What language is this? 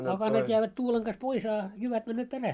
Finnish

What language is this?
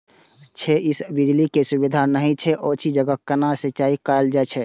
Maithili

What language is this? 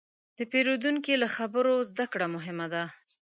Pashto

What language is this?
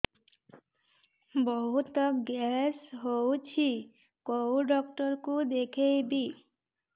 Odia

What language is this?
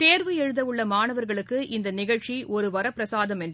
Tamil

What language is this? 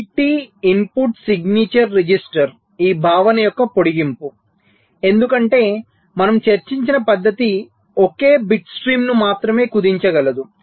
Telugu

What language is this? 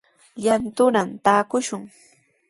Sihuas Ancash Quechua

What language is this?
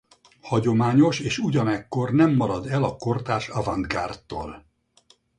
Hungarian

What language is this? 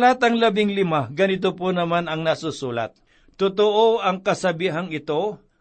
Filipino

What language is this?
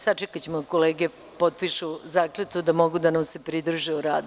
Serbian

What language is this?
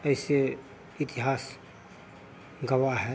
Hindi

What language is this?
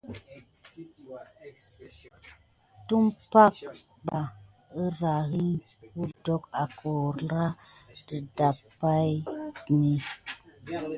Gidar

